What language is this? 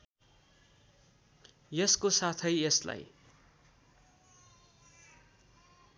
Nepali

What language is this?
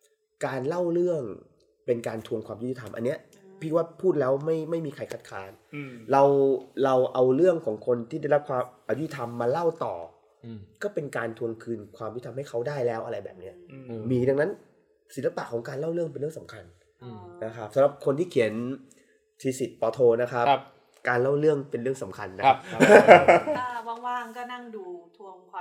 Thai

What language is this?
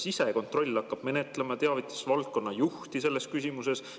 Estonian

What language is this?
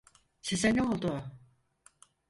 Turkish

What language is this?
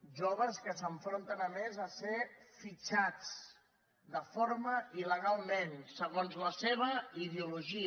Catalan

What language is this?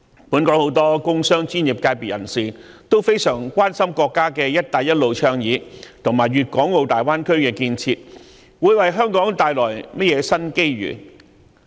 Cantonese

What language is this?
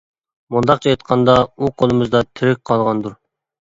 Uyghur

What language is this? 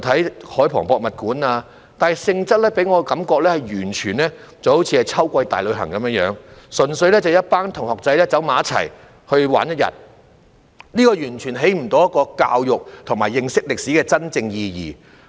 Cantonese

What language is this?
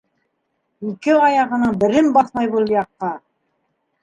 Bashkir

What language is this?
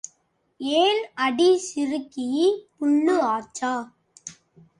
Tamil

